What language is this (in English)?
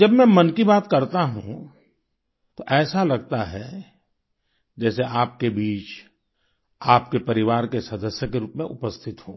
Hindi